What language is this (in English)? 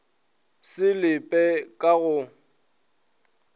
Northern Sotho